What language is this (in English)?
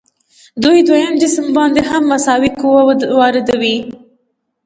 Pashto